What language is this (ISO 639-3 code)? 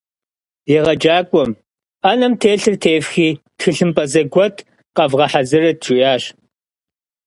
kbd